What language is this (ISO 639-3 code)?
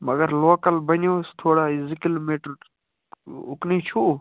kas